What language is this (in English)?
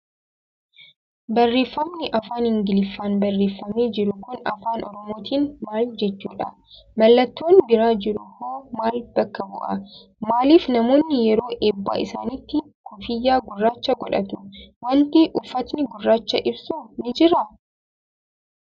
Oromo